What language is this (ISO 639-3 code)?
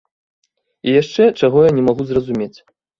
bel